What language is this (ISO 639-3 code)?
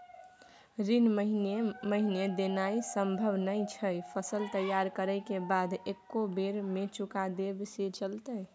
mai